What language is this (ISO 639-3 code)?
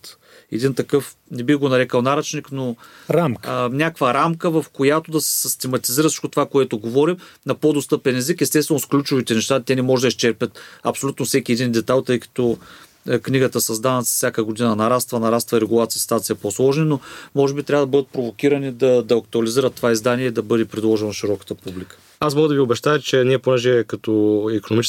bul